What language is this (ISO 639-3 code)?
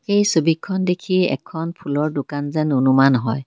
asm